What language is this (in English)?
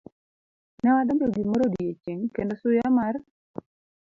Luo (Kenya and Tanzania)